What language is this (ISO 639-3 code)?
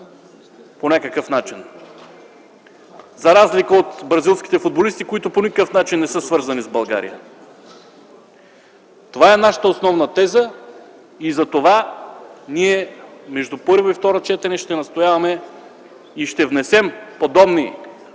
bul